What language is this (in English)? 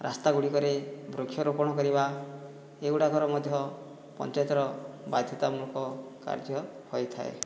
Odia